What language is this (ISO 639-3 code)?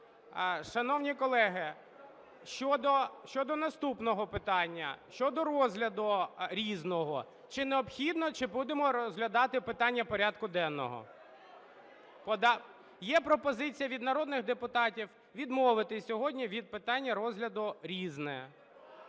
ukr